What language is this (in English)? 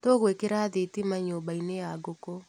Kikuyu